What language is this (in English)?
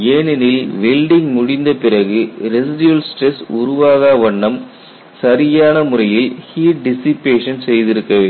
Tamil